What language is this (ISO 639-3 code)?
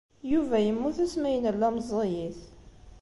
kab